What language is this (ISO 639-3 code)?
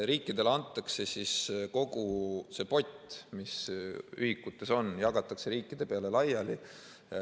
est